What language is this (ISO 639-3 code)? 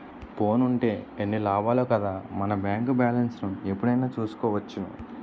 tel